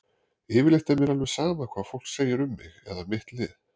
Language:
Icelandic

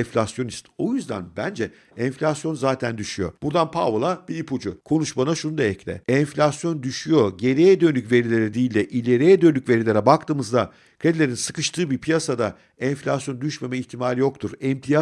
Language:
Turkish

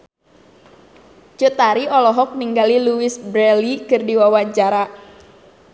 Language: Sundanese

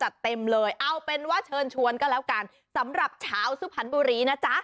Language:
Thai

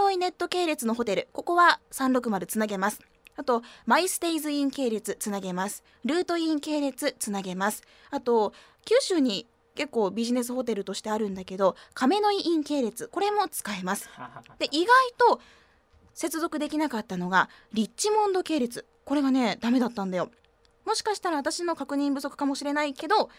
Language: Japanese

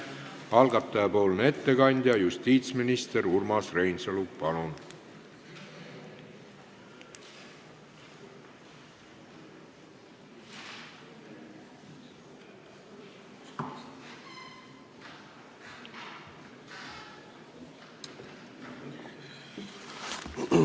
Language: Estonian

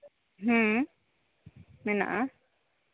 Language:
Santali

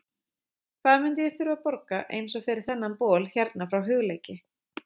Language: Icelandic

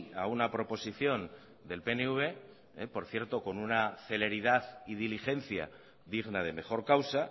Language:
Spanish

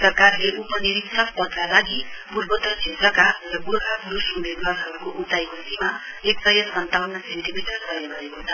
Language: Nepali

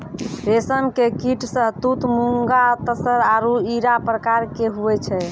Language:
Maithili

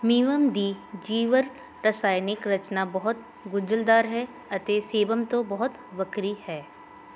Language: Punjabi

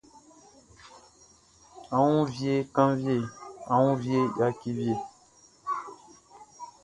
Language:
Baoulé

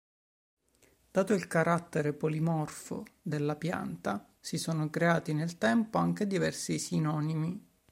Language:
Italian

